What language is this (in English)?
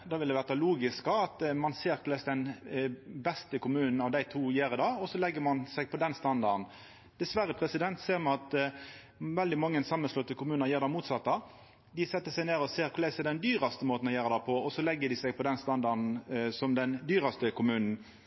Norwegian Nynorsk